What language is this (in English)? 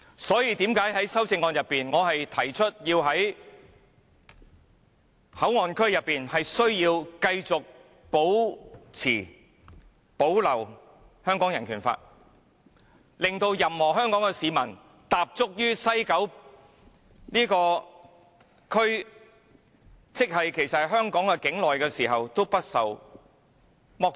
Cantonese